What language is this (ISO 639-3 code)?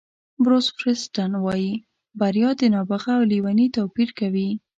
pus